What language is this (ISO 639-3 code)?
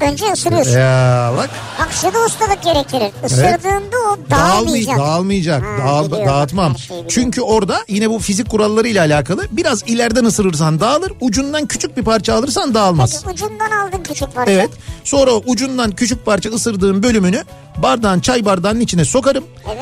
tur